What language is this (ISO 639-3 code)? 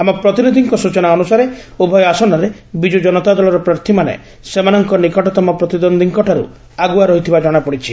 ori